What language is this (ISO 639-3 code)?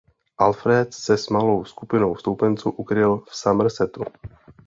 ces